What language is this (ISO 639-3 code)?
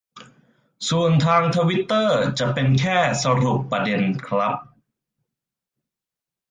tha